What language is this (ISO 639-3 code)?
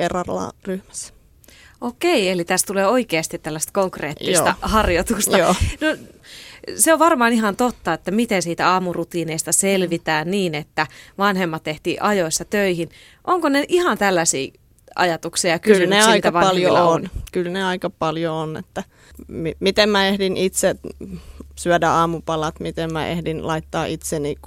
fin